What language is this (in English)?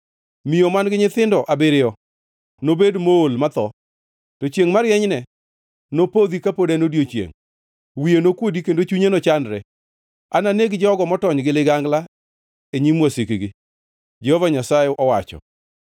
Luo (Kenya and Tanzania)